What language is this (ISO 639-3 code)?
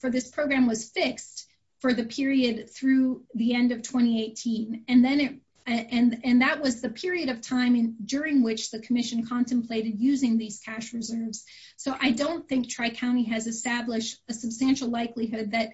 eng